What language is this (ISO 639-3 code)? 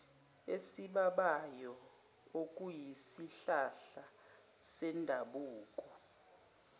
zul